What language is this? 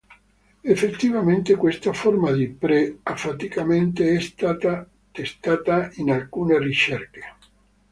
Italian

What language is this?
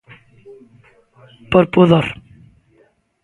Galician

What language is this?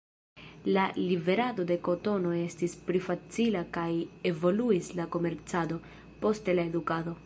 Esperanto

